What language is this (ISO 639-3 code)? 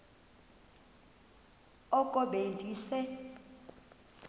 xho